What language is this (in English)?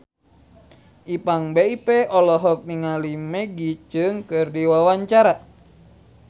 Sundanese